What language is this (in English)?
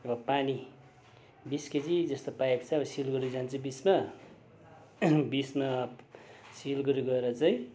Nepali